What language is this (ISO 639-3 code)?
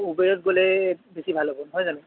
asm